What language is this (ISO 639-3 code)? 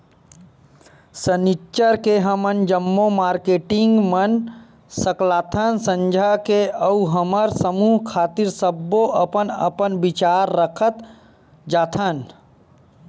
hne